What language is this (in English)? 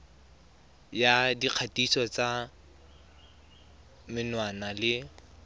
Tswana